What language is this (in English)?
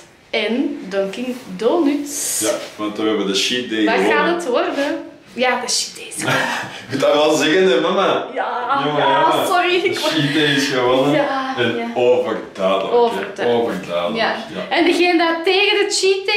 Dutch